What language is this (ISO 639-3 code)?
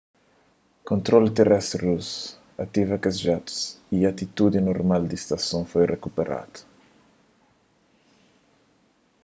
kea